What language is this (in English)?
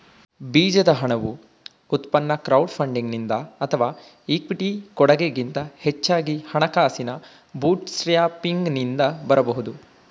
Kannada